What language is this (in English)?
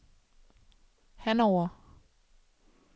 Danish